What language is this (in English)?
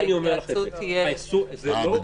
Hebrew